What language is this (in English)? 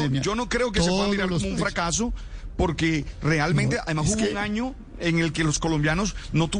Spanish